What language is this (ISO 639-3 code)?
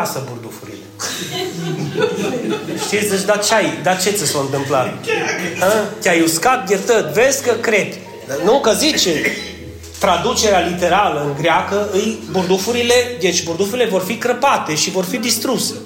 ron